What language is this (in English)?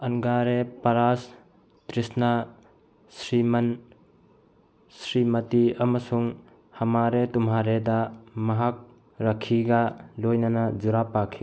Manipuri